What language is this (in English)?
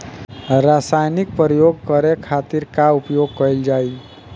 Bhojpuri